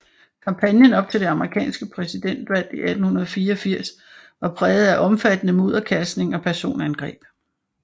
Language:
Danish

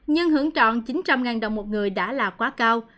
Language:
Vietnamese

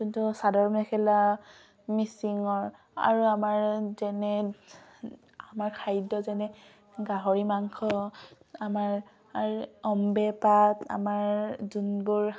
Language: Assamese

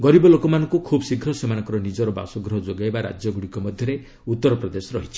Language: Odia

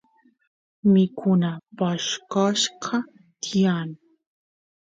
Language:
Santiago del Estero Quichua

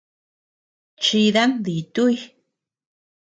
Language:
Tepeuxila Cuicatec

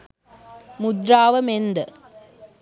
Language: Sinhala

